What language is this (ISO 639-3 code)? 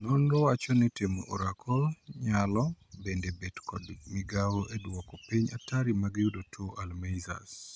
luo